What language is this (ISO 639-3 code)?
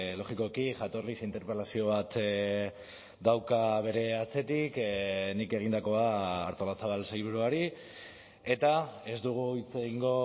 eus